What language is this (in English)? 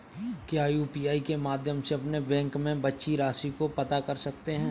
Hindi